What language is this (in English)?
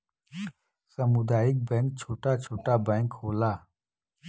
Bhojpuri